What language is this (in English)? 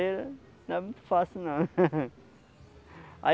Portuguese